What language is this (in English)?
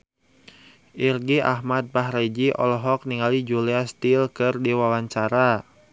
Sundanese